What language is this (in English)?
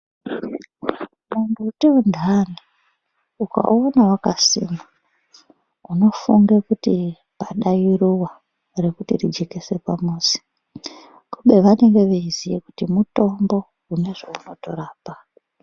Ndau